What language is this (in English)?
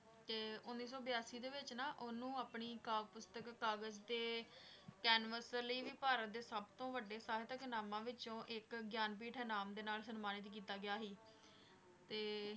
Punjabi